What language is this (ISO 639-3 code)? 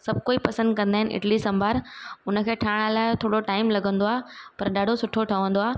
snd